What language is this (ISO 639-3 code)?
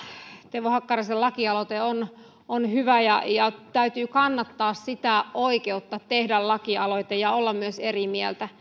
fin